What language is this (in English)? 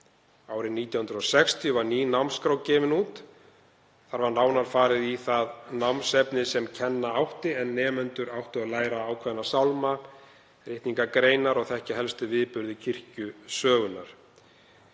Icelandic